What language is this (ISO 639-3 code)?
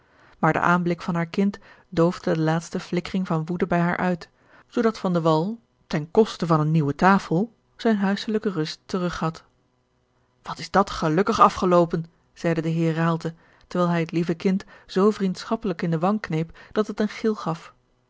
nld